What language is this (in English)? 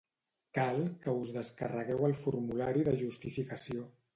Catalan